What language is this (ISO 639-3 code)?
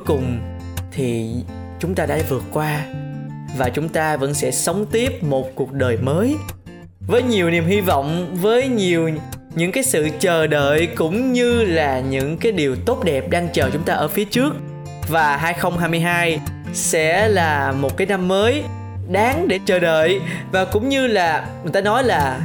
vie